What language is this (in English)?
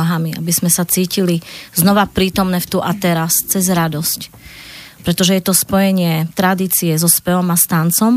Slovak